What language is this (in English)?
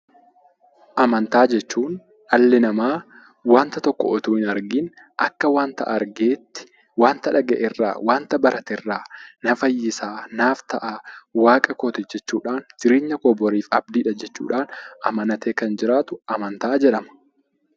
Oromo